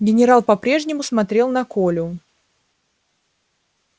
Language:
Russian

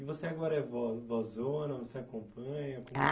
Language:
Portuguese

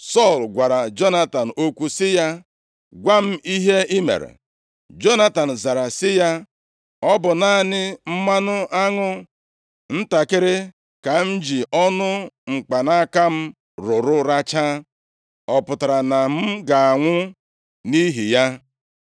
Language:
Igbo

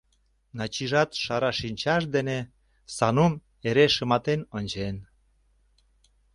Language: Mari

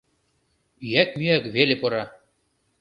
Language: Mari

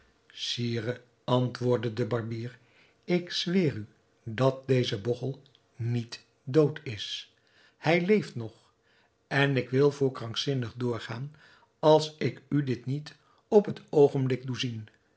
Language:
Dutch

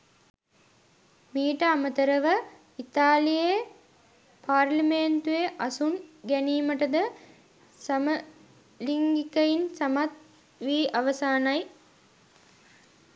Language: Sinhala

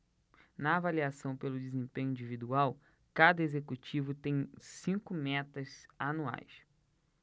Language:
Portuguese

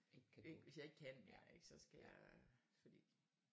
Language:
Danish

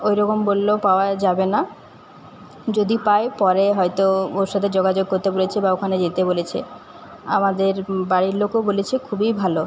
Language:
Bangla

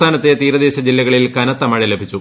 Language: Malayalam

